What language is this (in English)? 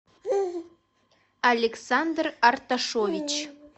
Russian